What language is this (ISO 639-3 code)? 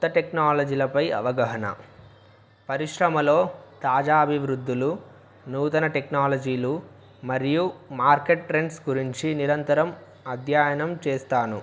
tel